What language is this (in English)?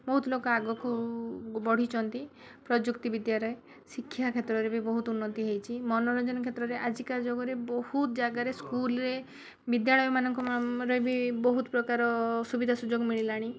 Odia